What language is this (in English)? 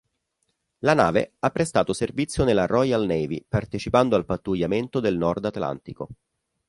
Italian